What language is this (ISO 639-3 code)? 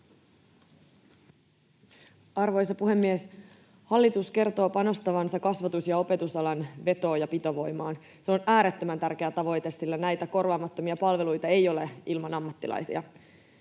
fin